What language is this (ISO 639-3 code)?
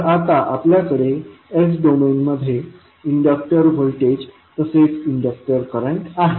mar